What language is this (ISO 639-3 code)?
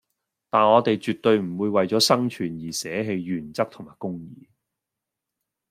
yue